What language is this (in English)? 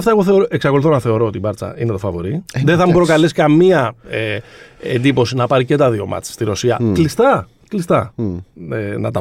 Greek